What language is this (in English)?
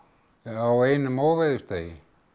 Icelandic